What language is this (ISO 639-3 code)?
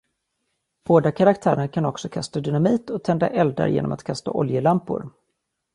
swe